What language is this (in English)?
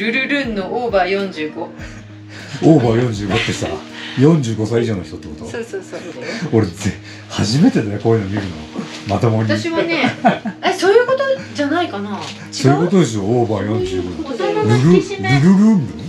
Japanese